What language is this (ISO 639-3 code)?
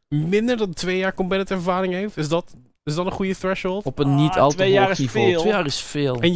nld